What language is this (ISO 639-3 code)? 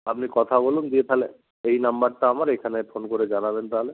ben